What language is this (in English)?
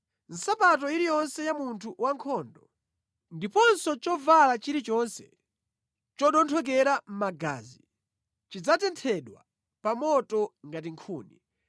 Nyanja